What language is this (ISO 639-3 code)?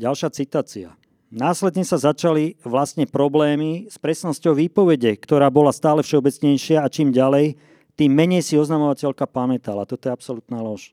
slk